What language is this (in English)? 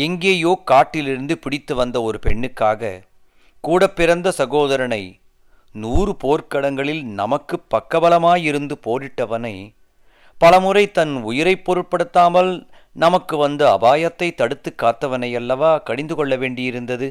Tamil